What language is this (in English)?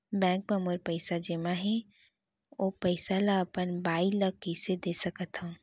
Chhattisgarhi